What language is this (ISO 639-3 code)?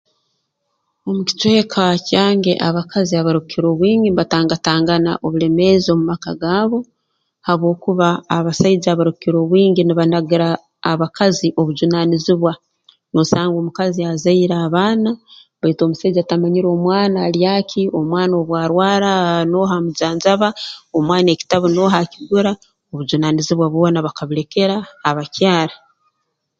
ttj